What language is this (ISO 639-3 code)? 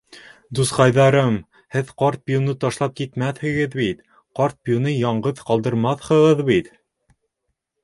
bak